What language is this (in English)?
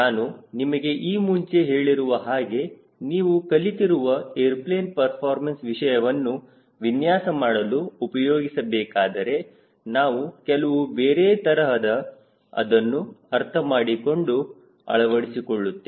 Kannada